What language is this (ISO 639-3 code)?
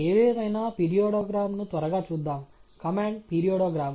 tel